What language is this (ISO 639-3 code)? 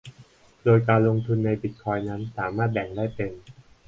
tha